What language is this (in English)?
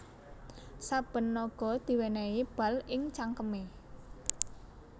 Javanese